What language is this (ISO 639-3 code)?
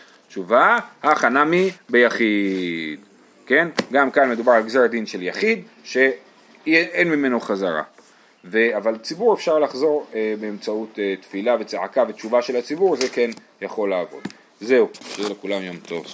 heb